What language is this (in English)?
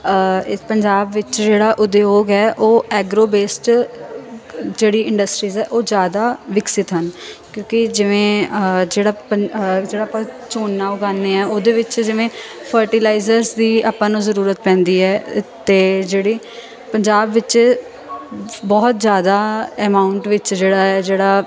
Punjabi